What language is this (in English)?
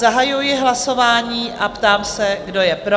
Czech